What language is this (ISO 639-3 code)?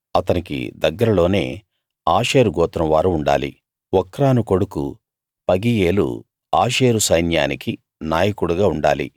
tel